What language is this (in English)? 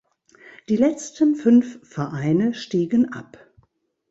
German